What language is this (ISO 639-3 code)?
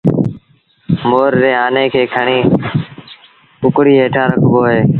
sbn